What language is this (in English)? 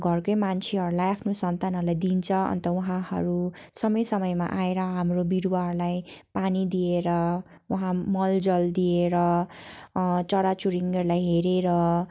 Nepali